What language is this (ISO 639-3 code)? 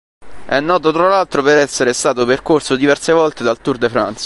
ita